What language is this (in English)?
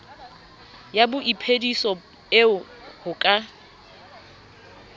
Southern Sotho